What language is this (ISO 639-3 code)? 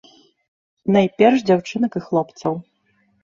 bel